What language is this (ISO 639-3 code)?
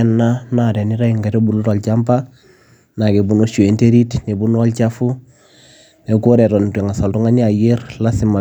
mas